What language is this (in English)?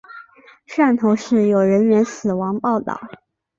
Chinese